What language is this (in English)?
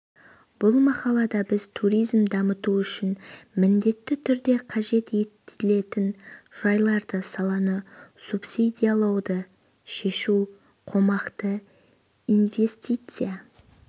Kazakh